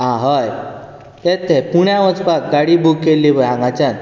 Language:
Konkani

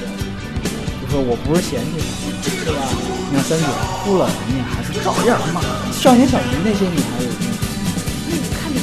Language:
Chinese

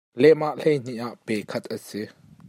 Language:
Hakha Chin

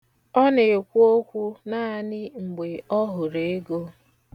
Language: Igbo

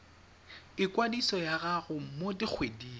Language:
Tswana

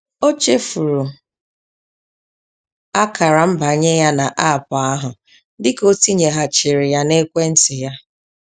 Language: Igbo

